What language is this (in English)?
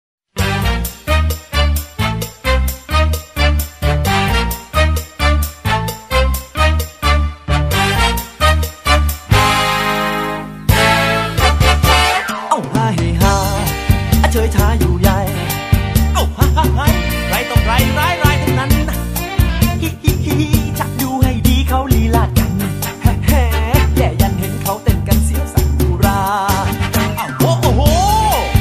Thai